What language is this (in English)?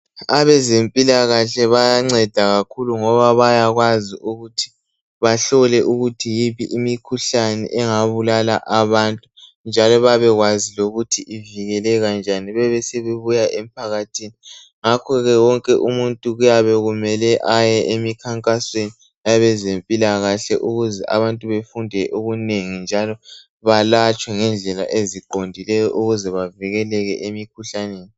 North Ndebele